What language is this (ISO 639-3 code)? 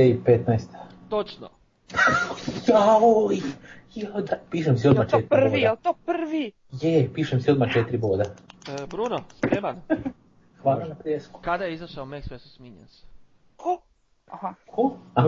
hrv